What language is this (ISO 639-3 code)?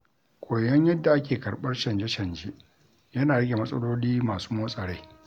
hau